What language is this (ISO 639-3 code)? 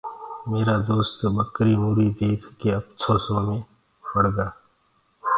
ggg